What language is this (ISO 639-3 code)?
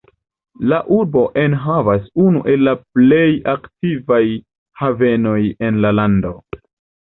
epo